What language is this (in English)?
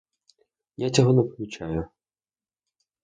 Ukrainian